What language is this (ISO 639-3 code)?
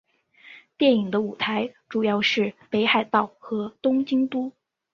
zho